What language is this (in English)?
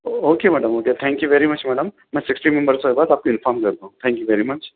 Urdu